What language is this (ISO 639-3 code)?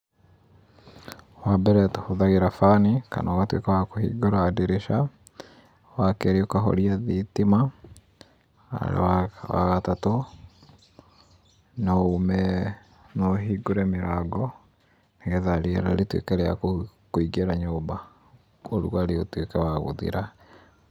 kik